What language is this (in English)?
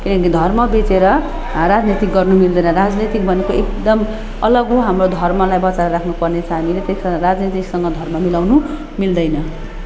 Nepali